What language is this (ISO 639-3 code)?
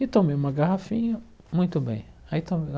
por